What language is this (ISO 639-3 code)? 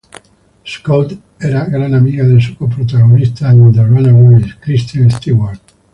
spa